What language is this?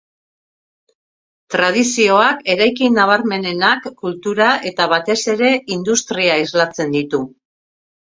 Basque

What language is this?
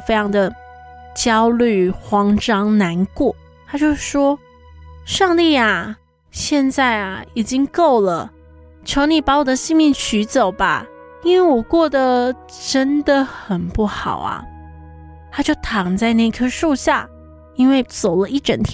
Chinese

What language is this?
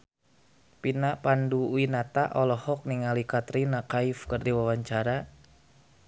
Sundanese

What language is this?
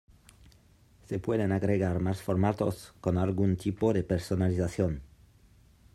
Spanish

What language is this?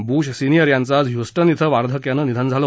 Marathi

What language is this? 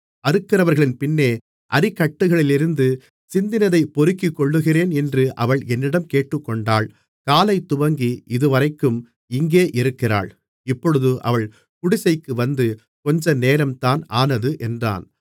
Tamil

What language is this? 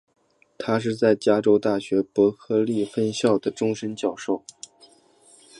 Chinese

